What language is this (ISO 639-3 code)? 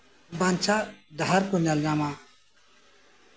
sat